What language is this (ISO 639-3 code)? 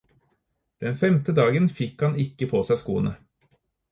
nob